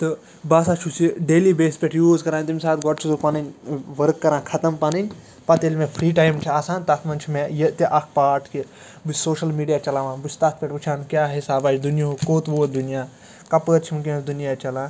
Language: Kashmiri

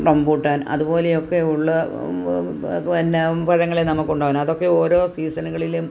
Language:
Malayalam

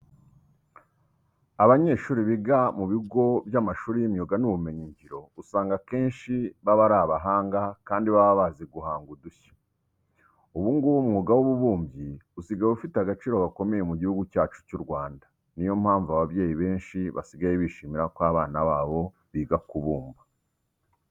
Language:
Kinyarwanda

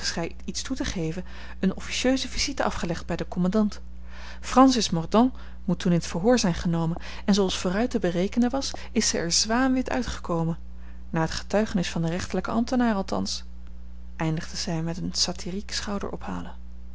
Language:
Dutch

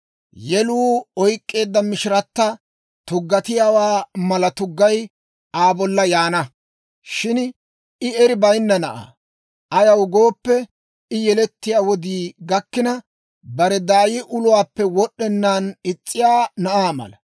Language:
Dawro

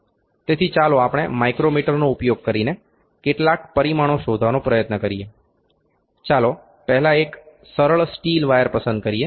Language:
Gujarati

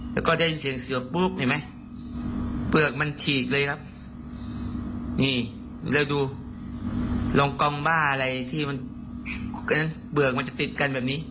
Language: Thai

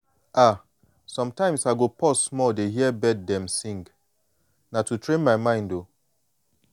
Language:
Nigerian Pidgin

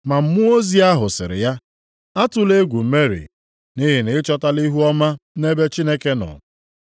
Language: Igbo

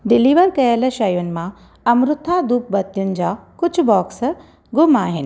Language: Sindhi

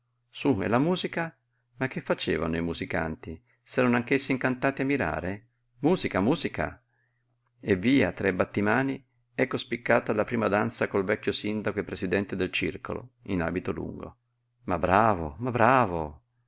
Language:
Italian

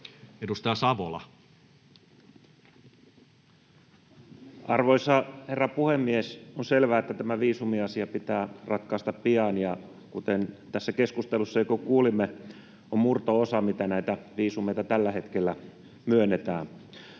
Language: Finnish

